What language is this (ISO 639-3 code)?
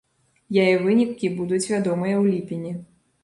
bel